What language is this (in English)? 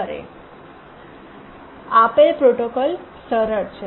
Gujarati